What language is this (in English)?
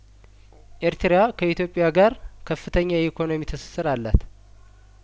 Amharic